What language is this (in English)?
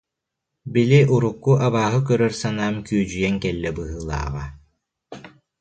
Yakut